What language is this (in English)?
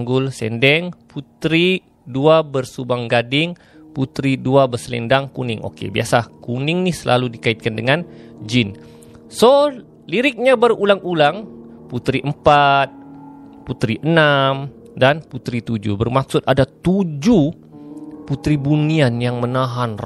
Malay